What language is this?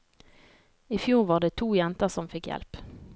Norwegian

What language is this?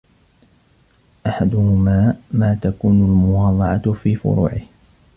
Arabic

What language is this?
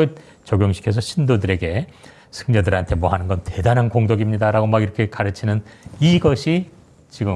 Korean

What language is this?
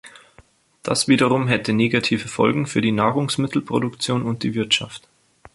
German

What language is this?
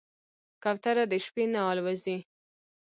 Pashto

